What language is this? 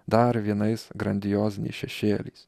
Lithuanian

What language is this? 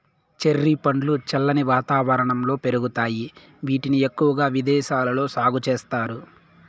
Telugu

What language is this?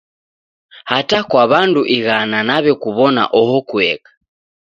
Taita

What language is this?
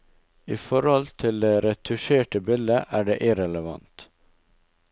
Norwegian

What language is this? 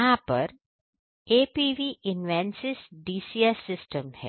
Hindi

